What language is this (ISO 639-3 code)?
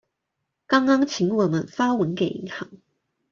zho